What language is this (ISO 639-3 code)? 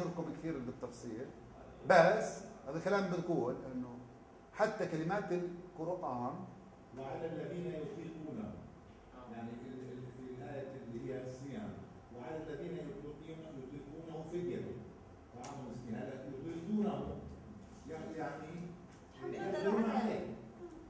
ara